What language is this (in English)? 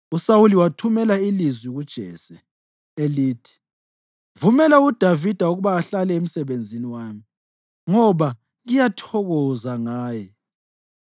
North Ndebele